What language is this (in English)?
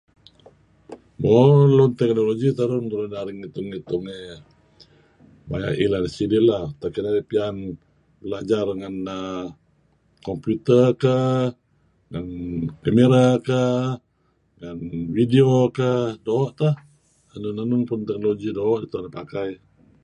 Kelabit